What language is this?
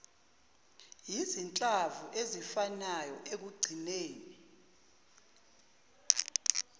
Zulu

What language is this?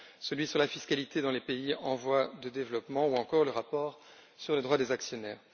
French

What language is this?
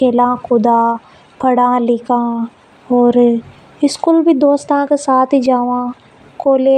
Hadothi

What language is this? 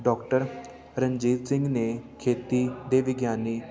Punjabi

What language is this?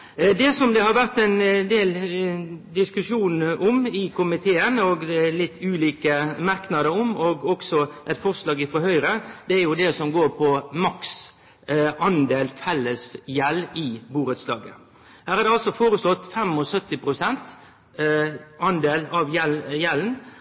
Norwegian Nynorsk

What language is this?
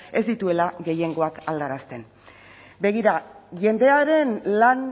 Basque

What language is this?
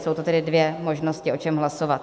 Czech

